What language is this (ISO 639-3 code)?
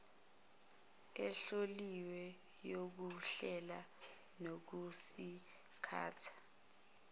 zul